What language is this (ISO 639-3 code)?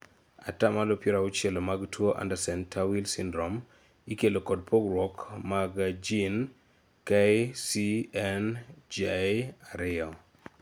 luo